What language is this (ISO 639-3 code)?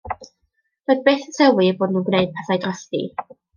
cym